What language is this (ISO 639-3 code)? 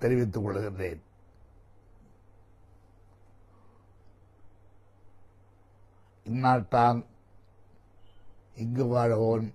tam